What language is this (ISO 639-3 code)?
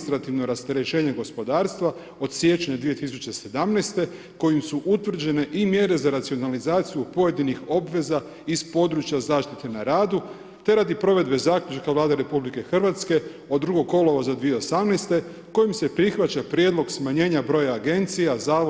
hrv